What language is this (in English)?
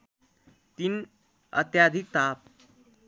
Nepali